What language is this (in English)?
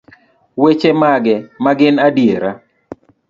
Luo (Kenya and Tanzania)